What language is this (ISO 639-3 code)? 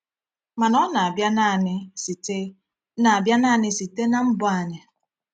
ibo